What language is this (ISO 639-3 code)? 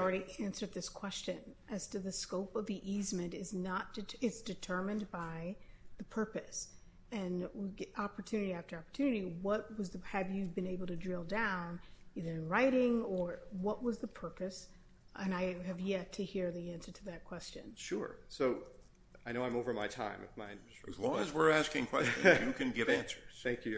eng